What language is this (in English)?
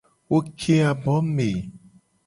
Gen